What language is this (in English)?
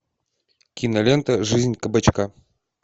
Russian